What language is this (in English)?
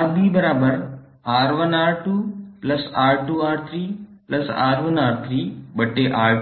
Hindi